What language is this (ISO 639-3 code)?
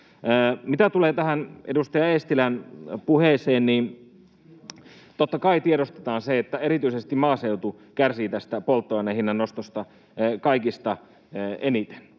fin